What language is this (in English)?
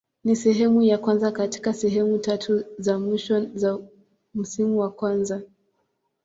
Swahili